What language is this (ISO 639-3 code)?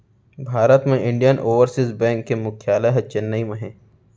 hne